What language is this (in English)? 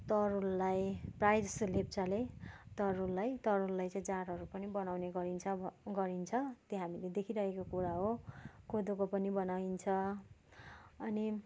Nepali